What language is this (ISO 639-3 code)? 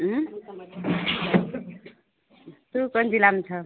mai